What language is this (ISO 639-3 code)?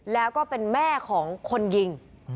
tha